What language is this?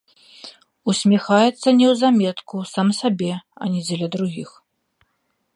Belarusian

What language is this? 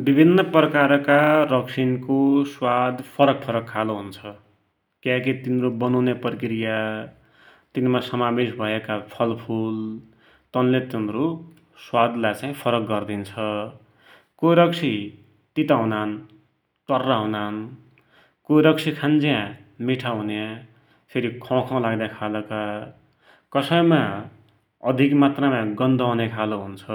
Dotyali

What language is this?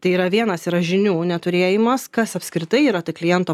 Lithuanian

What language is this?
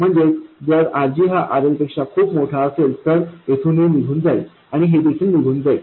Marathi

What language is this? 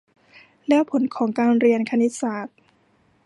Thai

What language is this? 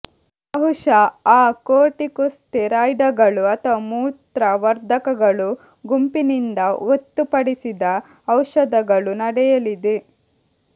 Kannada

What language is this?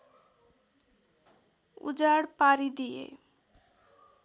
Nepali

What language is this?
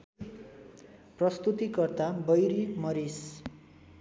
Nepali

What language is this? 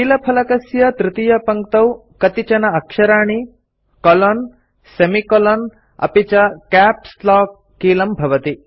Sanskrit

